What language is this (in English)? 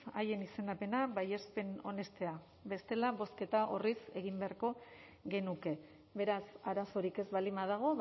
Basque